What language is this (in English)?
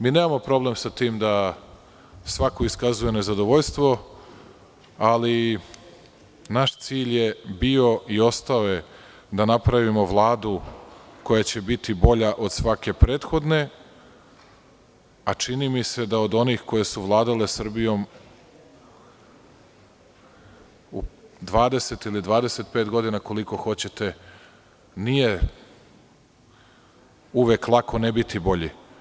Serbian